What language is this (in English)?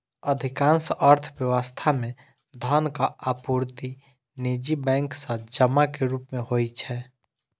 Maithili